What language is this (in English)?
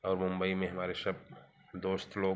Hindi